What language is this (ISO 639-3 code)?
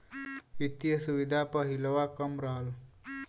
bho